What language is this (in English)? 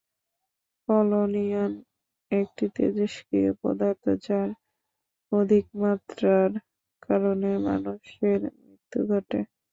Bangla